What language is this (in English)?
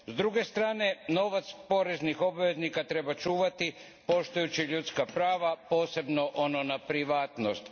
Croatian